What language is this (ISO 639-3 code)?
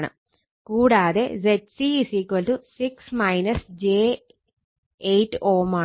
mal